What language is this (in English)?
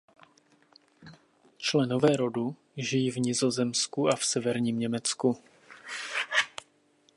Czech